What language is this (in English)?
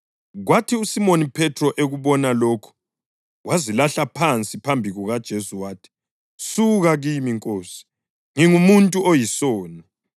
North Ndebele